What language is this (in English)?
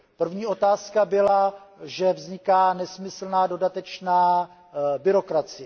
Czech